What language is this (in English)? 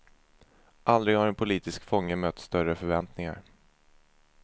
Swedish